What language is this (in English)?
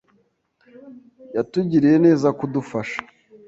Kinyarwanda